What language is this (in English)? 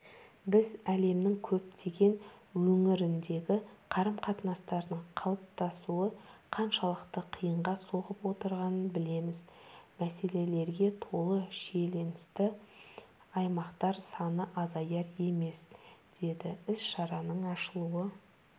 Kazakh